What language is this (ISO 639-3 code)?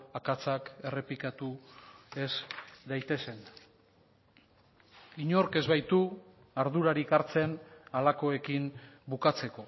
eus